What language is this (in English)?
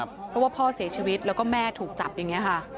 Thai